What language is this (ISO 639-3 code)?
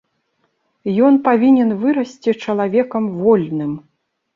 bel